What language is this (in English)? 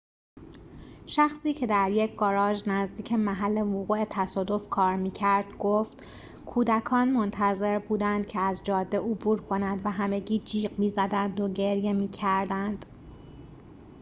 Persian